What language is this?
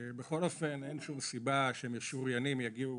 Hebrew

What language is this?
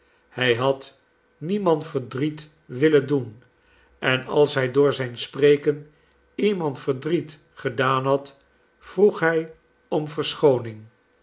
Dutch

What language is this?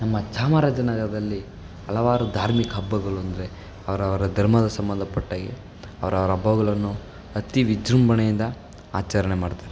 Kannada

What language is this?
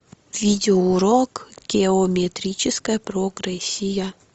Russian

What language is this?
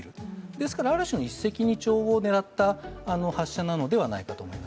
Japanese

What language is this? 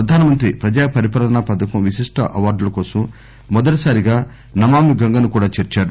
Telugu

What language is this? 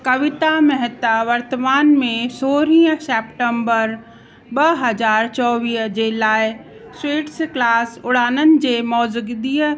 Sindhi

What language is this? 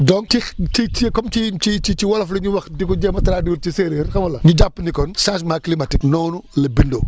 Wolof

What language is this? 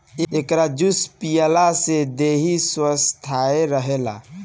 Bhojpuri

